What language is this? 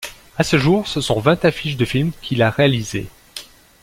French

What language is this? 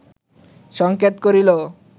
Bangla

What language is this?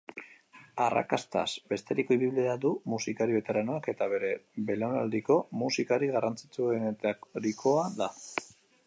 Basque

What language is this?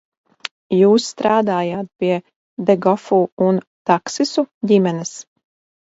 Latvian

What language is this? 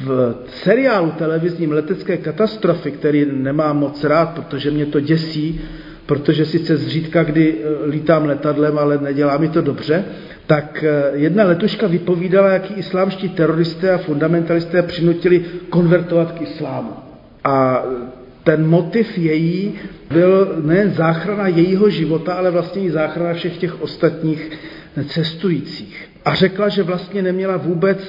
Czech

